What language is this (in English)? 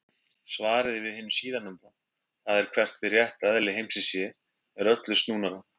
Icelandic